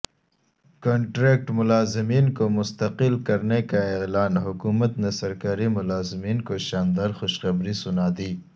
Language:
Urdu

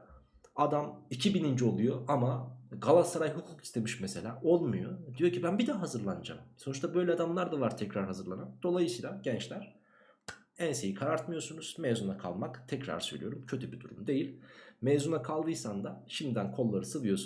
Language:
Turkish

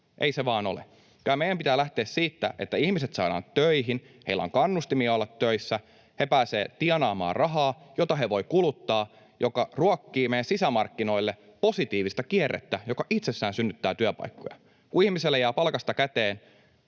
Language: Finnish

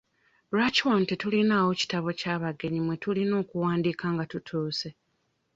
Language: Ganda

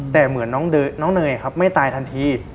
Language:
Thai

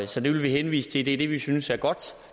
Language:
Danish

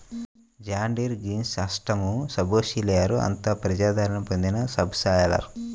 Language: Telugu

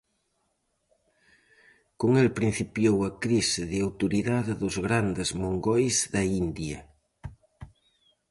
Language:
Galician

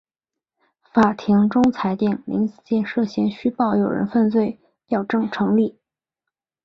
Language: Chinese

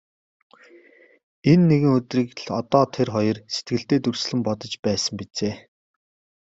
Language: Mongolian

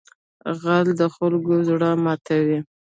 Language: Pashto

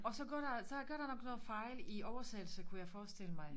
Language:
Danish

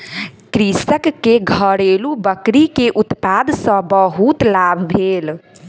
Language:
Maithili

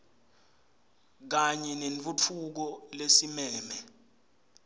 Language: Swati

